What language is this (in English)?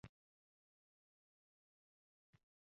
Uzbek